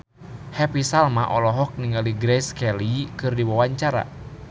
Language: Sundanese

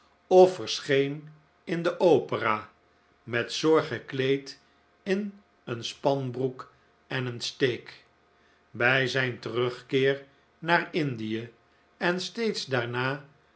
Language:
Dutch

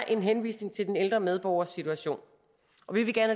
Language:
Danish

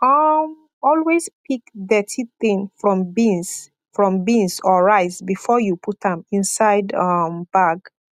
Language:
Nigerian Pidgin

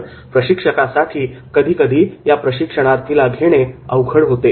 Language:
Marathi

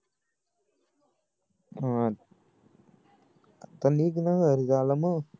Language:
Marathi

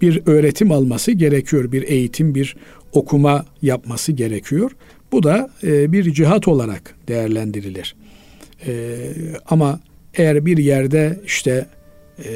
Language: Turkish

